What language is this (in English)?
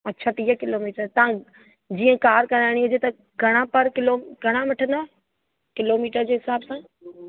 Sindhi